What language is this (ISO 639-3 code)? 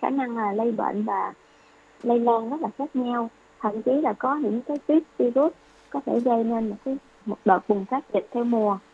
vie